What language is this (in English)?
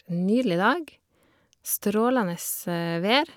Norwegian